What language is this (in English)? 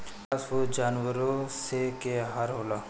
Bhojpuri